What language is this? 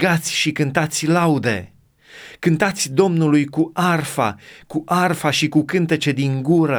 Romanian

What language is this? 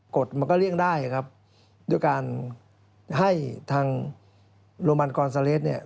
Thai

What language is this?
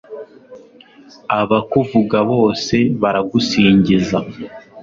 Kinyarwanda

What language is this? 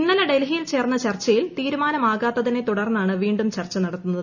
Malayalam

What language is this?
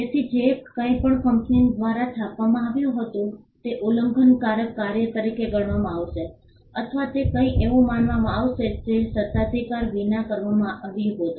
Gujarati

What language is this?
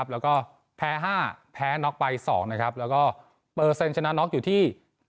Thai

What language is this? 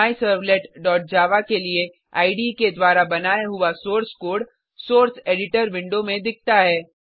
Hindi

